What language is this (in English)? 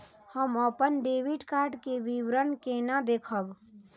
Maithili